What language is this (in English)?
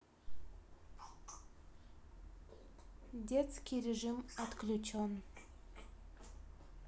Russian